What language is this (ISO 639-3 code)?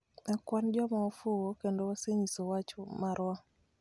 luo